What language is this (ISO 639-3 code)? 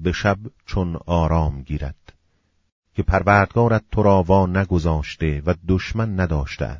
fas